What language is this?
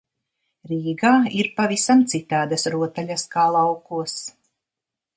Latvian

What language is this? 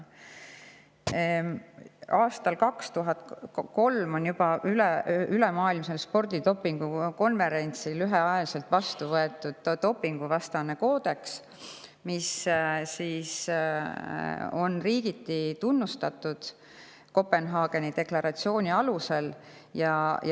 Estonian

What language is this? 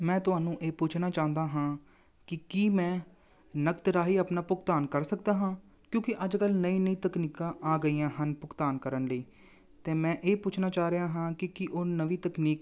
Punjabi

